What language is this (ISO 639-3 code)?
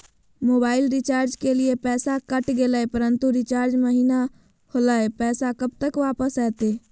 mag